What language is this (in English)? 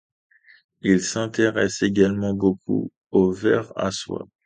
French